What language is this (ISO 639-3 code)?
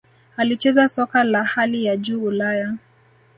swa